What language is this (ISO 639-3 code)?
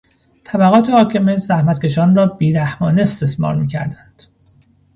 fas